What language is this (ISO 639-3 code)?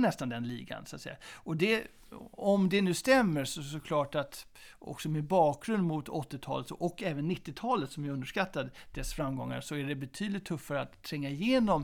swe